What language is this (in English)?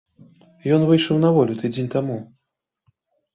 Belarusian